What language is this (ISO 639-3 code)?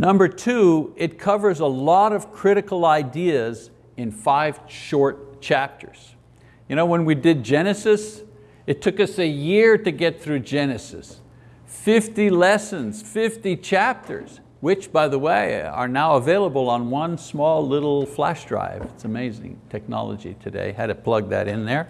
eng